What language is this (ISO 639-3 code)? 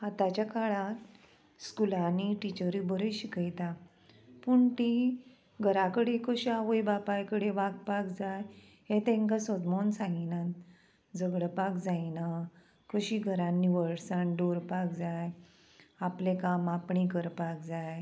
kok